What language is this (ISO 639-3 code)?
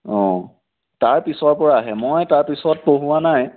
asm